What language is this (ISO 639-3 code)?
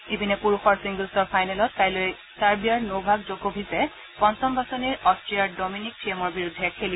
asm